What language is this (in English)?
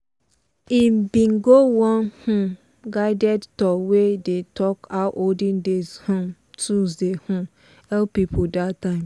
Nigerian Pidgin